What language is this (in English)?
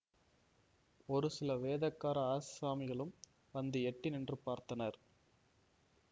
Tamil